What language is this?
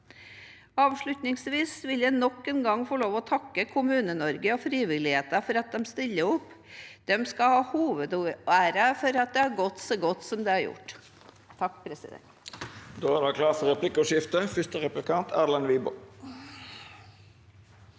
Norwegian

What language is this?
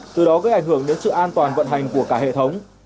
Vietnamese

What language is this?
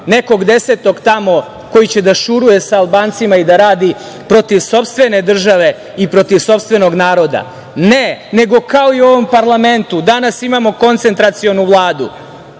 Serbian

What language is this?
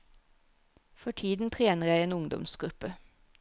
Norwegian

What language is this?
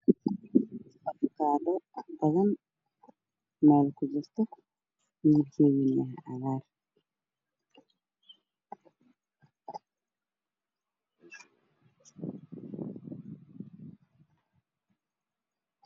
Somali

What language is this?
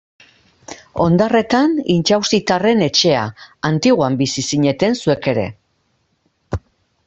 Basque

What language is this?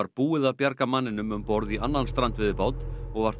Icelandic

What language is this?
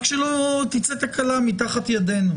Hebrew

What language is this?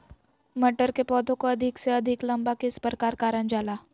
Magahi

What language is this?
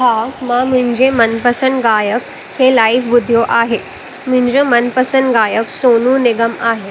Sindhi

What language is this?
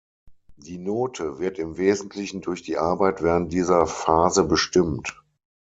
German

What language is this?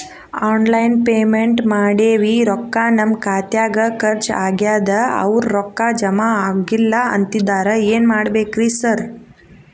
Kannada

